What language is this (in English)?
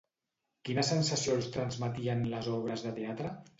Catalan